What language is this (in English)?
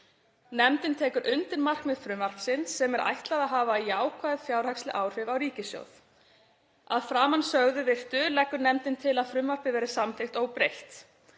Icelandic